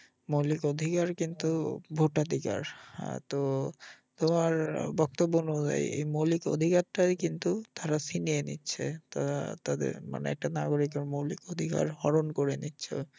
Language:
Bangla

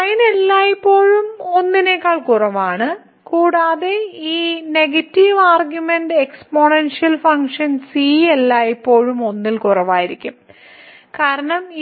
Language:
Malayalam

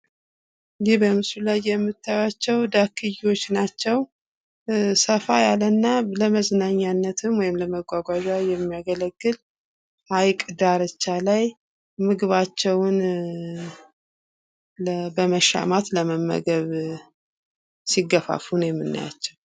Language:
Amharic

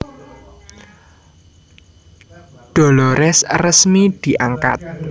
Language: Javanese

